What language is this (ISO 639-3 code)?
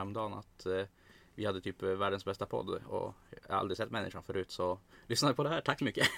swe